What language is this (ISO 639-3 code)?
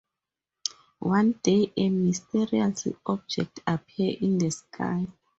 eng